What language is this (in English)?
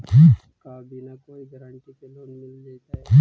Magahi